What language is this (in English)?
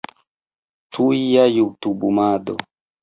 Esperanto